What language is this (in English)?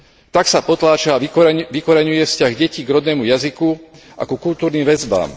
Slovak